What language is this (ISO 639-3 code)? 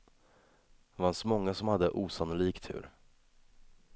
swe